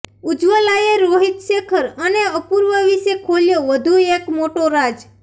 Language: Gujarati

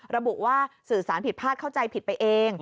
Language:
Thai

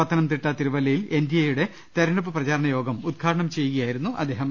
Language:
Malayalam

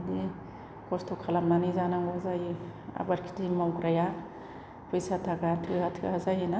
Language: Bodo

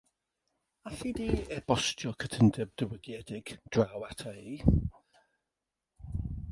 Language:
Welsh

